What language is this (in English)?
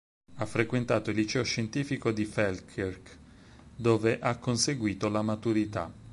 Italian